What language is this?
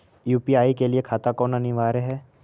Magahi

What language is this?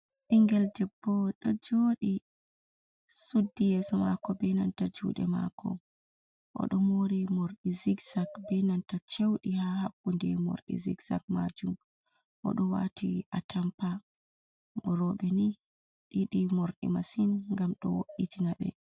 Fula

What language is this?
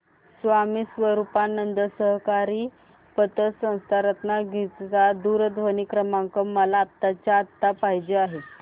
Marathi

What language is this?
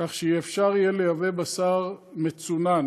Hebrew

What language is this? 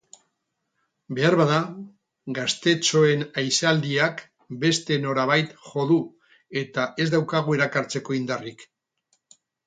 Basque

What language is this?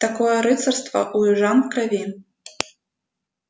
Russian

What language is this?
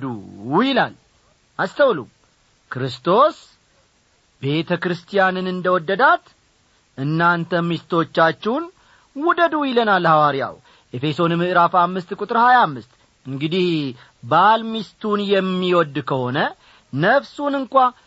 Amharic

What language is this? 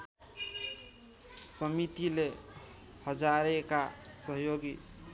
Nepali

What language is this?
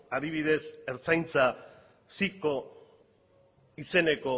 Basque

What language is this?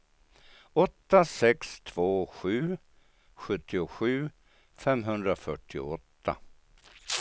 Swedish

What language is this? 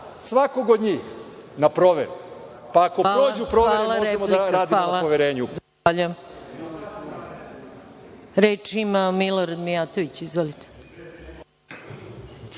Serbian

